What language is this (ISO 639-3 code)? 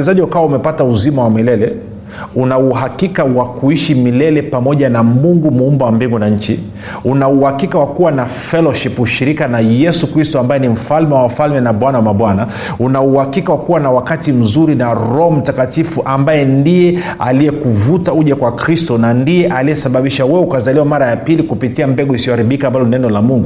swa